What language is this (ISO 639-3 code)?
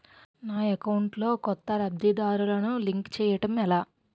tel